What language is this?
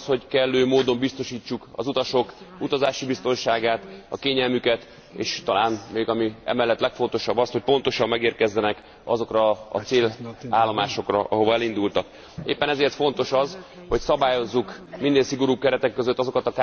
Hungarian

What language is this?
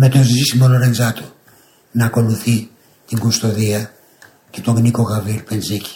Greek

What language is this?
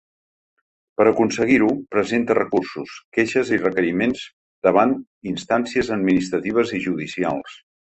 Catalan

